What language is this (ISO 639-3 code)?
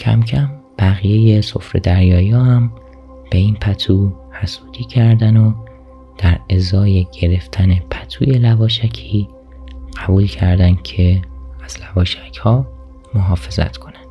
fas